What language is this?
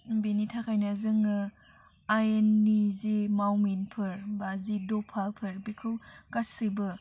Bodo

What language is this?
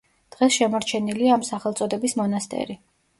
Georgian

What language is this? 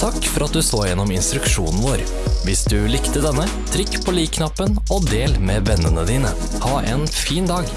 Norwegian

